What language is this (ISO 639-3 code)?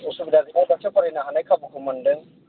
brx